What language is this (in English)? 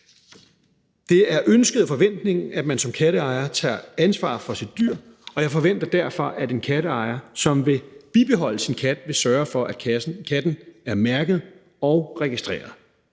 Danish